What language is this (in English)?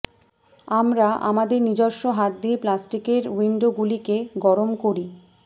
Bangla